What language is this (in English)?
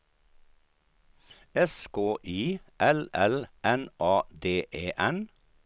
Swedish